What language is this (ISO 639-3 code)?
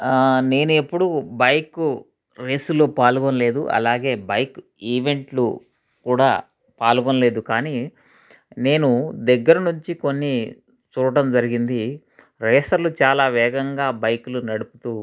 tel